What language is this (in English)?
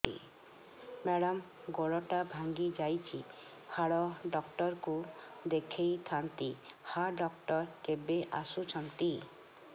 Odia